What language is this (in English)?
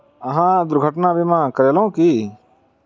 Maithili